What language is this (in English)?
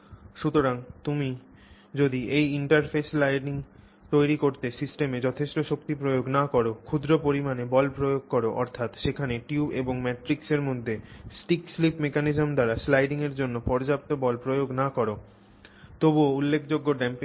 Bangla